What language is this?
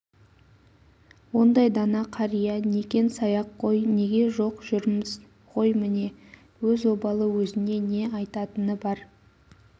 Kazakh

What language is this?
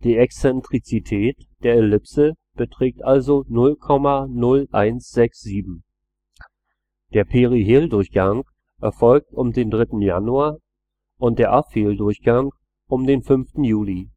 German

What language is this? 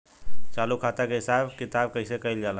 Bhojpuri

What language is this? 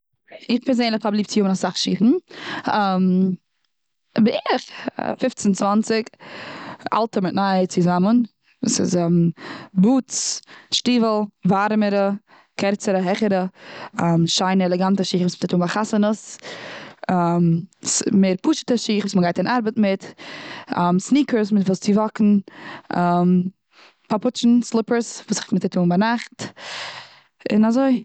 Yiddish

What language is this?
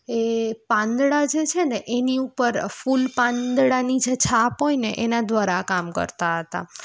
Gujarati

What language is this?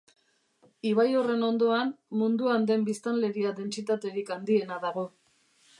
Basque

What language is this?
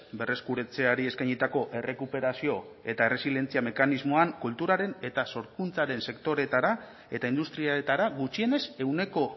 Basque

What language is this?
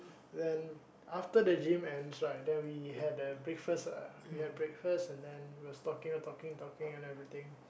English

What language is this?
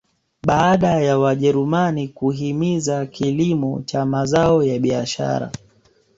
Swahili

